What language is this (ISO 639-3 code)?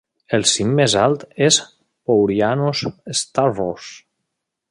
cat